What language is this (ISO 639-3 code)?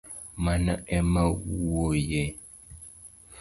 luo